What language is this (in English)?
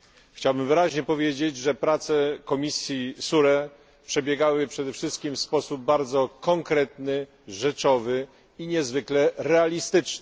Polish